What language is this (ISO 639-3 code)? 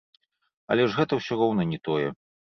bel